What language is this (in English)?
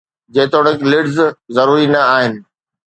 Sindhi